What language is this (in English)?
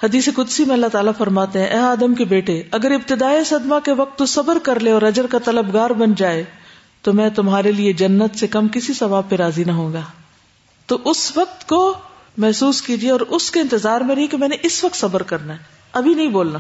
Urdu